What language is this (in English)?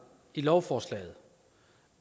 Danish